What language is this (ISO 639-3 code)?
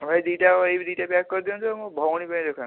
ori